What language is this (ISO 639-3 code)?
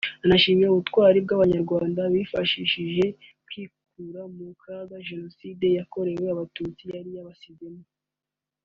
kin